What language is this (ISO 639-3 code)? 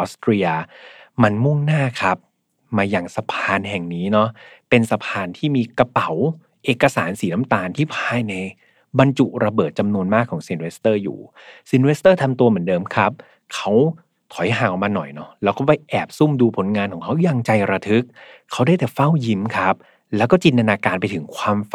tha